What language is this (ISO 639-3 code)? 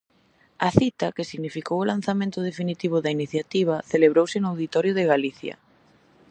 glg